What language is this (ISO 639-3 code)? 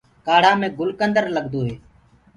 ggg